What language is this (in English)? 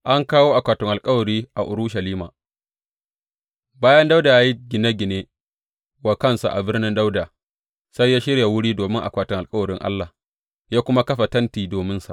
Hausa